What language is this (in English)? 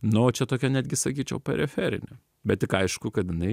Lithuanian